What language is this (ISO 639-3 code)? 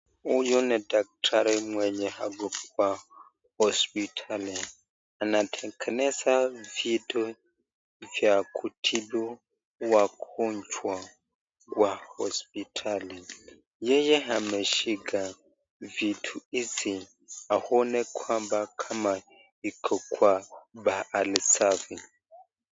swa